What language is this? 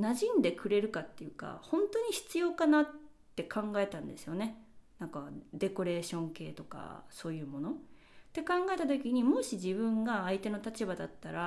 Japanese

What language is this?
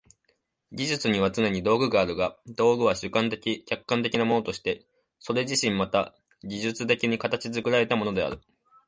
Japanese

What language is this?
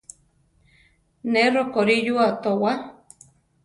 Central Tarahumara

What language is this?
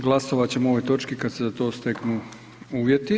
Croatian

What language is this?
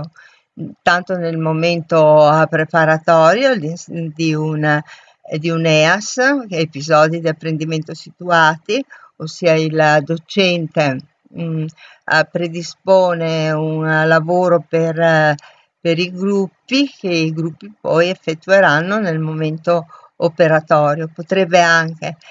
Italian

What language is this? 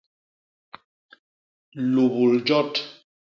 Basaa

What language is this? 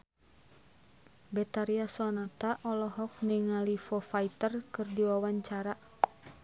Sundanese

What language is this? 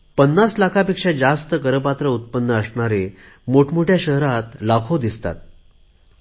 Marathi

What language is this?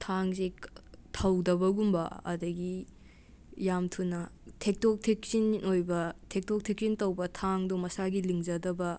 Manipuri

